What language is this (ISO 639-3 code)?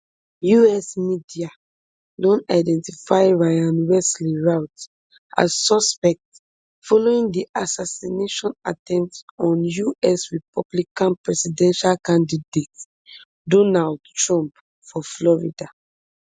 pcm